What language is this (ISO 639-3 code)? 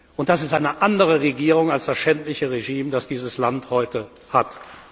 deu